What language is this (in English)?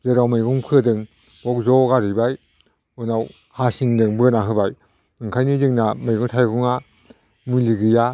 Bodo